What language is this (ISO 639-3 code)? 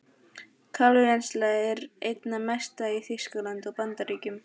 isl